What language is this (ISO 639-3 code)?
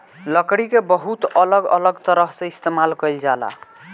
bho